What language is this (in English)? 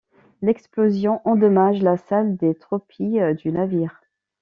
French